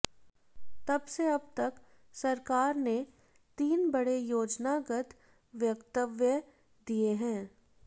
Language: Hindi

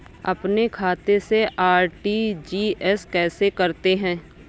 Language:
Hindi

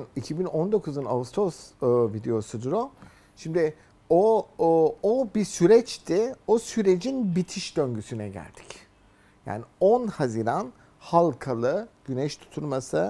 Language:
Turkish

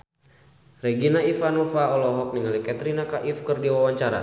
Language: Sundanese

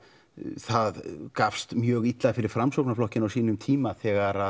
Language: Icelandic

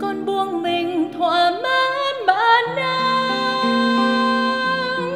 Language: Vietnamese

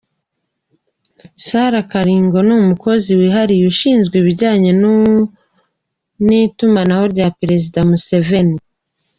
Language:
Kinyarwanda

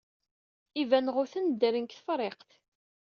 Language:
Kabyle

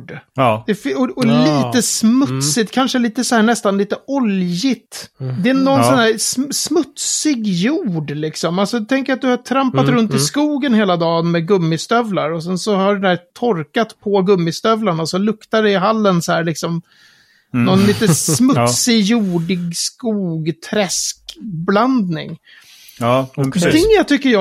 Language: Swedish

